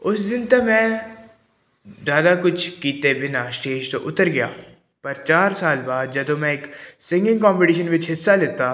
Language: Punjabi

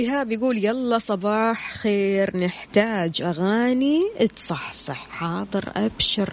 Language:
Arabic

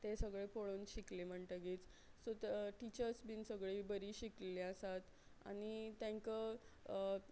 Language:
Konkani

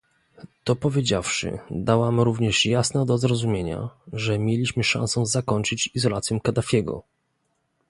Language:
Polish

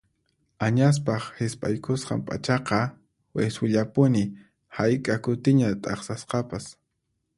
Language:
Puno Quechua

